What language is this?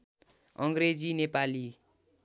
Nepali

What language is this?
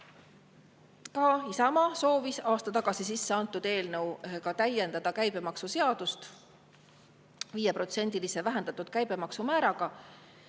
Estonian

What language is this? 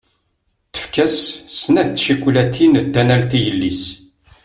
Kabyle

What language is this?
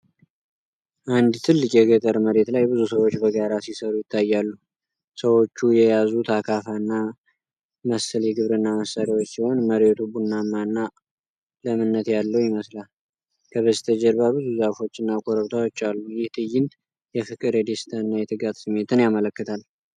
Amharic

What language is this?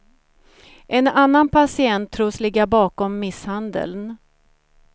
Swedish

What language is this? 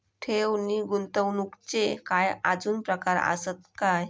Marathi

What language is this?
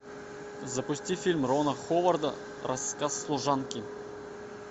Russian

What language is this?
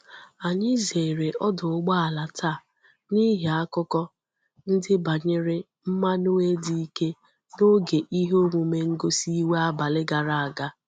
Igbo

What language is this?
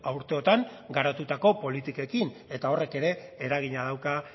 Basque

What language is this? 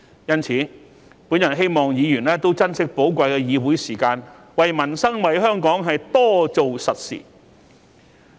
Cantonese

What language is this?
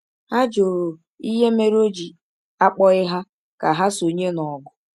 Igbo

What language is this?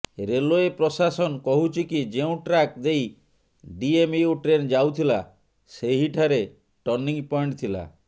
Odia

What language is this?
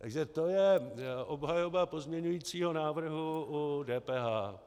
Czech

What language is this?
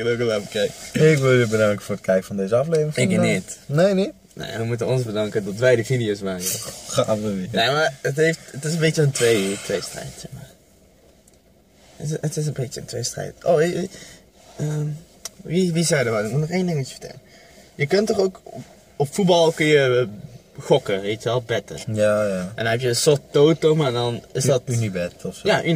Dutch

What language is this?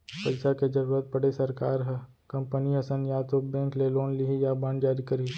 Chhattisgarhi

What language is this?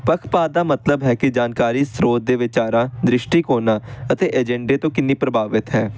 Punjabi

